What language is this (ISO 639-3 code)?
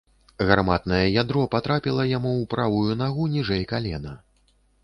bel